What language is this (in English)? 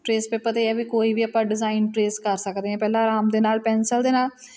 Punjabi